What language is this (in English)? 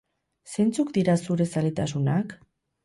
Basque